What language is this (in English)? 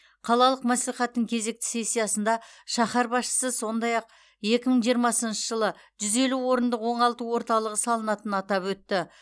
Kazakh